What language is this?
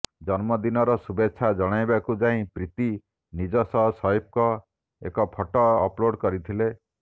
Odia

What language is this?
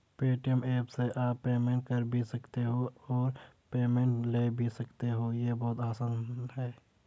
Hindi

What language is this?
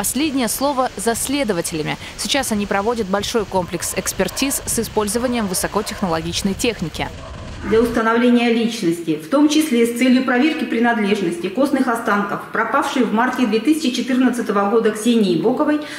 Russian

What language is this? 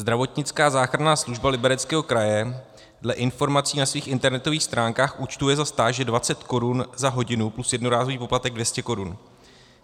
Czech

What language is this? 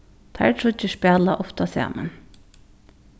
Faroese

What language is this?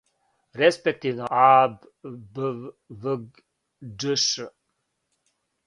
Serbian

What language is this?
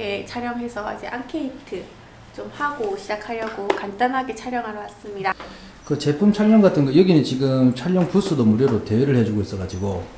Korean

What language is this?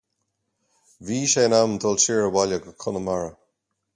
Irish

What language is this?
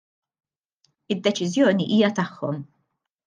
Maltese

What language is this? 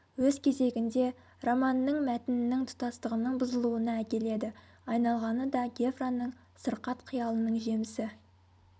Kazakh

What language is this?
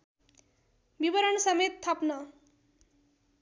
Nepali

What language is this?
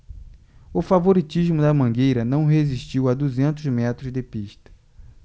Portuguese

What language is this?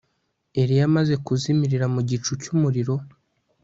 Kinyarwanda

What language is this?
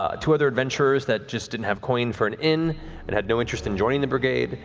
English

